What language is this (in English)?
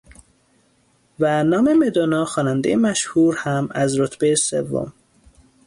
Persian